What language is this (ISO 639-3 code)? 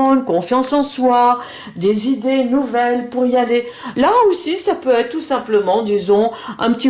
fra